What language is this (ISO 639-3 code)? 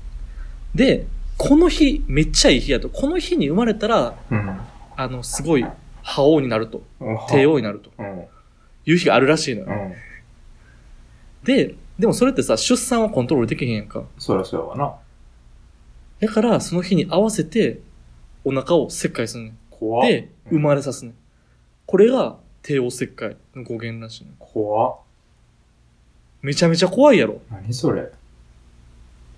jpn